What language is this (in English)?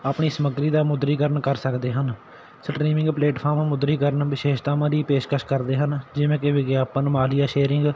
Punjabi